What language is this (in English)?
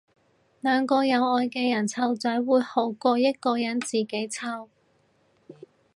Cantonese